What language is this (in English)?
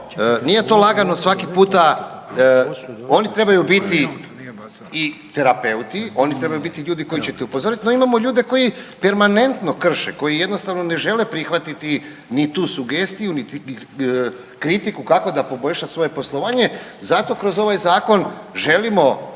Croatian